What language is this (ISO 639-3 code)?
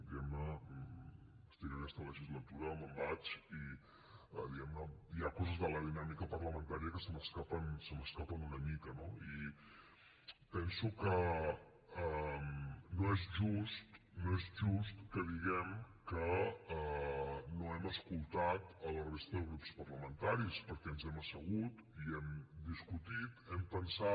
cat